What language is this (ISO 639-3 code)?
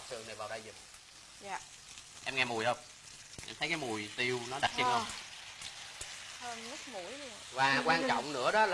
vie